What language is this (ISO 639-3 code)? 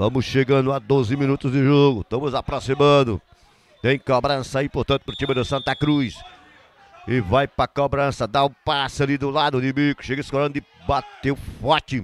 por